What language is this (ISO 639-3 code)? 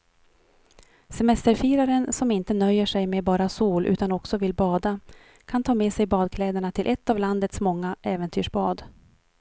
swe